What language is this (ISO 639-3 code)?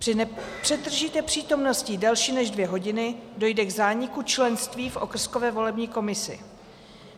ces